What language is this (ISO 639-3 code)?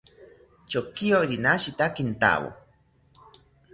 cpy